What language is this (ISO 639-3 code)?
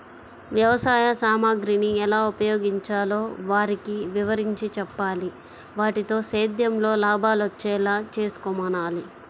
tel